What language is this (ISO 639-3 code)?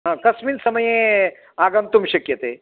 san